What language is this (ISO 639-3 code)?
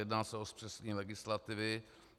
ces